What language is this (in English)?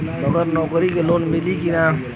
Bhojpuri